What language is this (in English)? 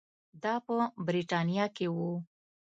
Pashto